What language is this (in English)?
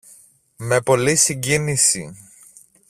Greek